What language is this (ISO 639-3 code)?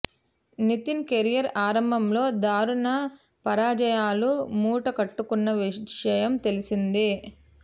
tel